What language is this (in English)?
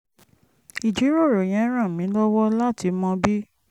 Yoruba